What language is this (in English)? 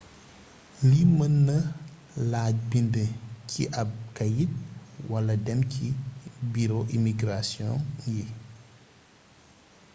Wolof